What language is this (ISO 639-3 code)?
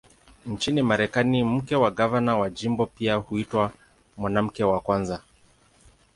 swa